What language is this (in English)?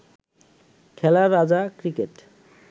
Bangla